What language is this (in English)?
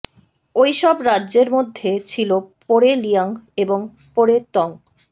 Bangla